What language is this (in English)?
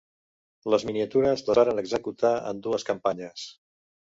Catalan